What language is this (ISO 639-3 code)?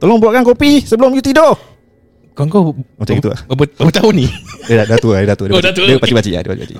msa